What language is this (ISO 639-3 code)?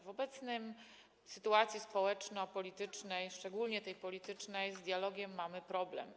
pol